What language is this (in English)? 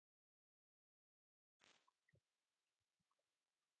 Batanga